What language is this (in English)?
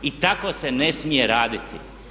Croatian